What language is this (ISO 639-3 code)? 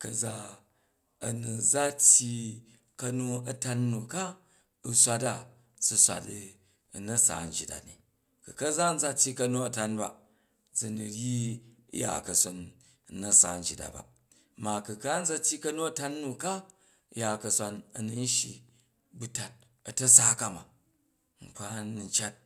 kaj